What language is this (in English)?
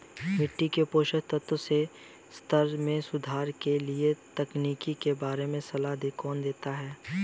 Hindi